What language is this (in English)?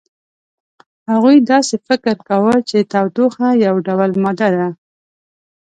Pashto